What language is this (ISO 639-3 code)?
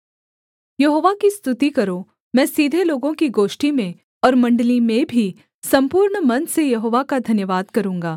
hin